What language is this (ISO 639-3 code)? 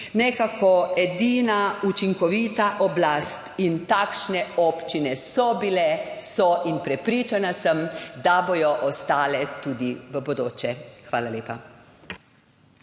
slv